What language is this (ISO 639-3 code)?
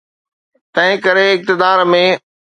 snd